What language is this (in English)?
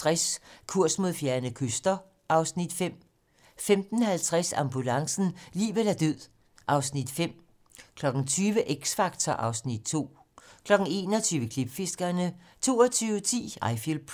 Danish